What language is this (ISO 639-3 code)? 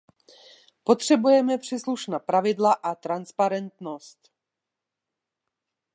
ces